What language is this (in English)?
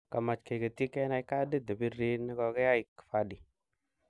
Kalenjin